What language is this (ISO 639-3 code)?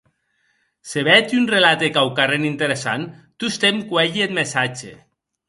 oci